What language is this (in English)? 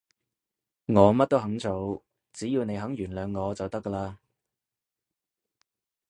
Cantonese